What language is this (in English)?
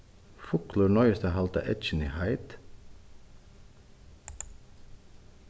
Faroese